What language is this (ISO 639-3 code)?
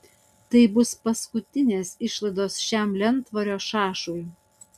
lit